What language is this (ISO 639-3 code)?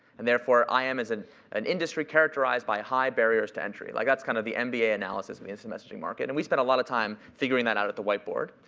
eng